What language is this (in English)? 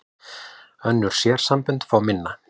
Icelandic